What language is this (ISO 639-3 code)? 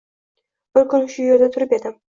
uzb